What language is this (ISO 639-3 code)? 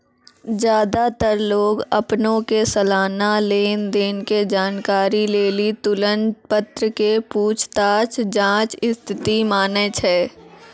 mai